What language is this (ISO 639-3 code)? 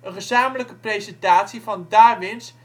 nld